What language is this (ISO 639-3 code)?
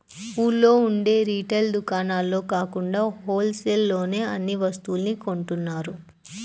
tel